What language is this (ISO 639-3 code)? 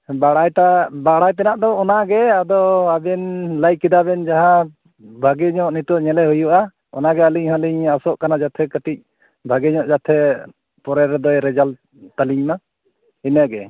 sat